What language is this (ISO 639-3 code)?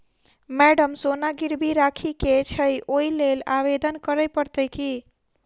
mai